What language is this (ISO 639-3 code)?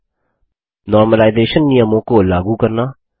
hin